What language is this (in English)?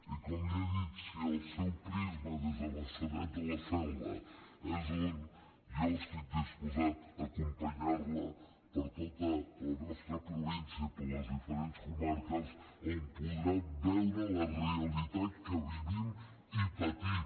Catalan